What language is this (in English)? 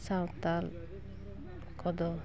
Santali